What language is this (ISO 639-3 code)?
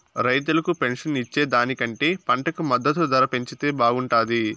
tel